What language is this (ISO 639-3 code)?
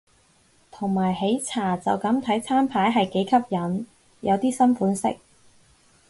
yue